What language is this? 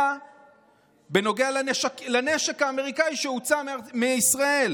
Hebrew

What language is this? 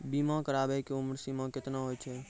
Maithili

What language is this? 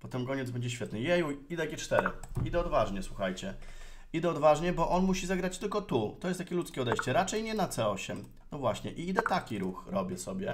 Polish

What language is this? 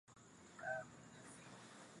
Swahili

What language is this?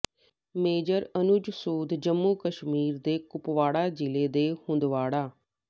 Punjabi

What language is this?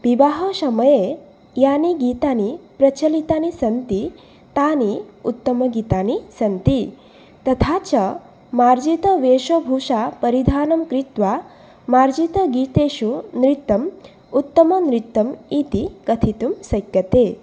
Sanskrit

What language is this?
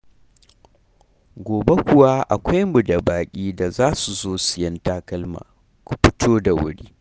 Hausa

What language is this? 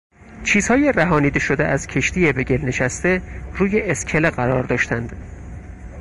Persian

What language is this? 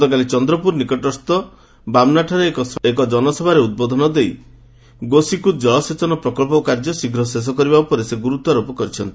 Odia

